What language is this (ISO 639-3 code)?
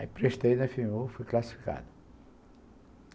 por